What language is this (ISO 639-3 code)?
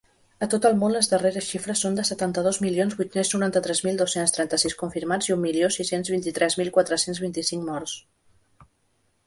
cat